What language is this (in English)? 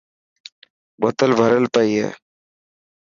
Dhatki